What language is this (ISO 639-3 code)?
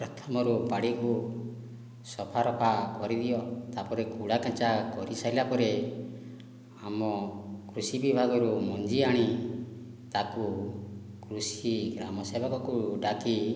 ori